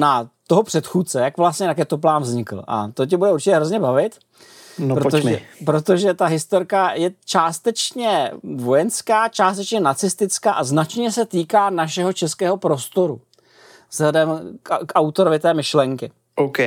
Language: Czech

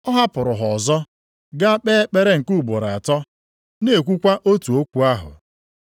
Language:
Igbo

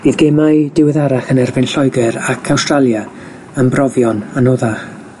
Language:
Welsh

